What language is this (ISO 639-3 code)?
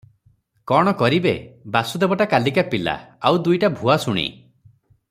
ori